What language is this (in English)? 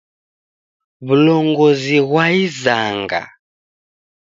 Taita